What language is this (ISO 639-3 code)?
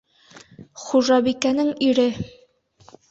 bak